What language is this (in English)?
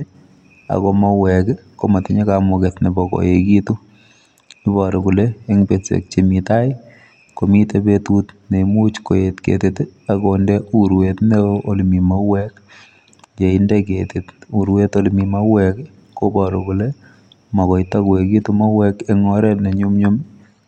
Kalenjin